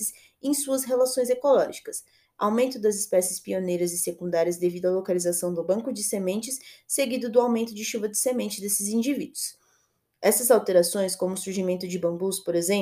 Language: Portuguese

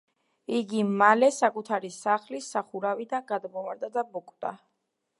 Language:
Georgian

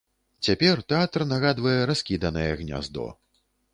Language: Belarusian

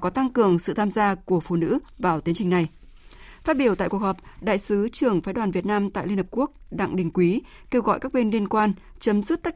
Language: Vietnamese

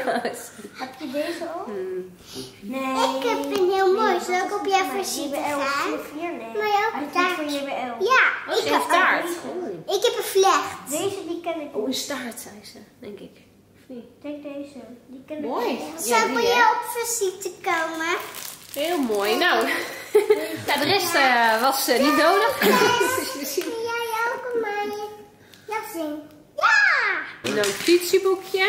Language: Dutch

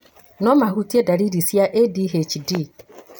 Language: Kikuyu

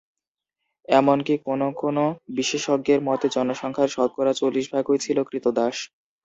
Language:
Bangla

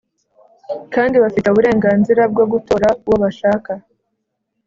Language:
Kinyarwanda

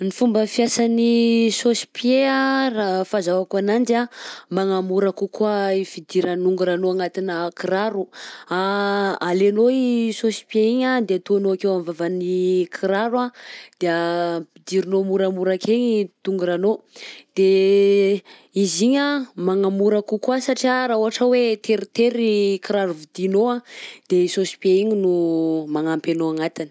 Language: Southern Betsimisaraka Malagasy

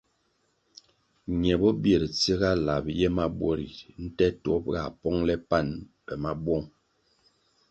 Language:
Kwasio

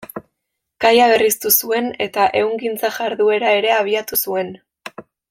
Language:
Basque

